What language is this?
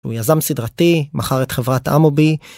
Hebrew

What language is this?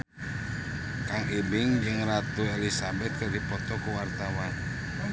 Sundanese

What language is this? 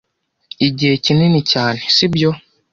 Kinyarwanda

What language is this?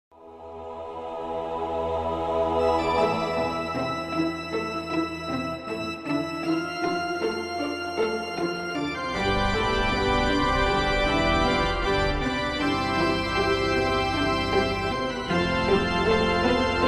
Polish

